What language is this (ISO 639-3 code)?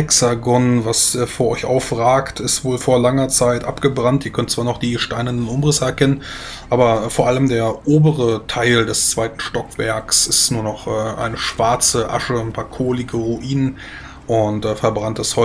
deu